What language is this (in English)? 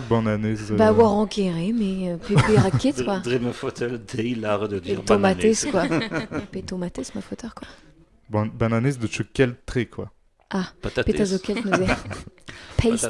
French